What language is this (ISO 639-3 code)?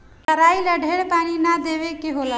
bho